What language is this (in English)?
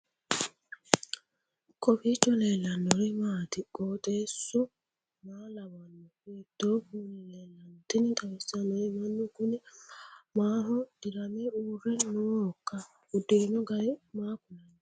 Sidamo